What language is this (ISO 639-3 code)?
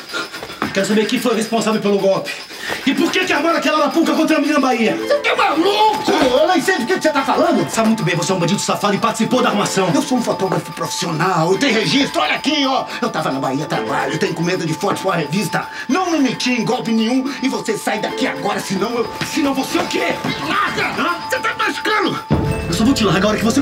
por